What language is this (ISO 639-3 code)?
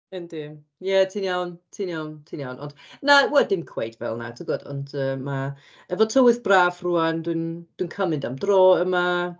cym